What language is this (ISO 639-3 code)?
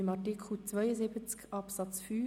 gsw